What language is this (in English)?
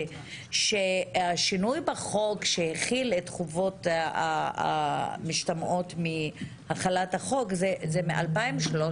Hebrew